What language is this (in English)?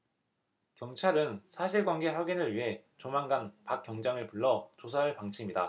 Korean